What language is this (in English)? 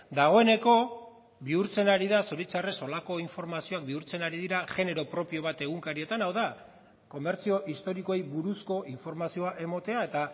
Basque